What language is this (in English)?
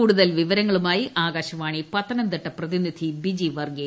Malayalam